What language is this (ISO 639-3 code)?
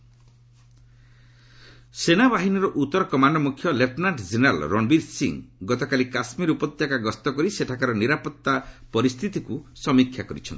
ori